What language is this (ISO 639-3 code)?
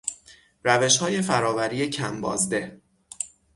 fas